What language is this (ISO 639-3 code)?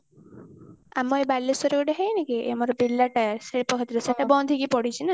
ori